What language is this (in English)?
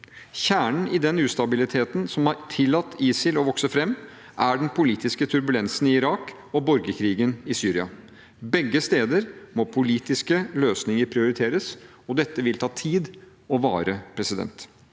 Norwegian